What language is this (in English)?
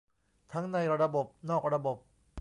Thai